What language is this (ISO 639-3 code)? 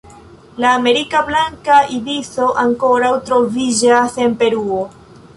epo